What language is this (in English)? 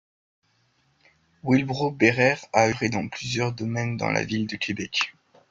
French